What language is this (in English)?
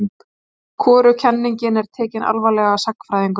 Icelandic